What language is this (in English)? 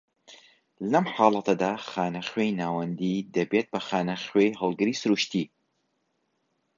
Central Kurdish